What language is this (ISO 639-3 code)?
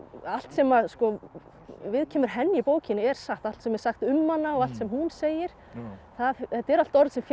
isl